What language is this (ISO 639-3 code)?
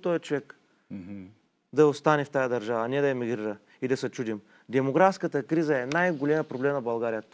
bul